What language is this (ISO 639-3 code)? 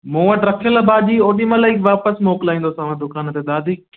snd